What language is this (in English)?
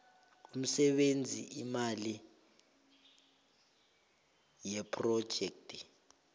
South Ndebele